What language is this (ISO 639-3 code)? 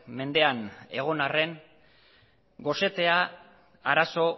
eus